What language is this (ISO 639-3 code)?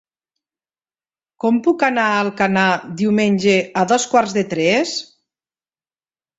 cat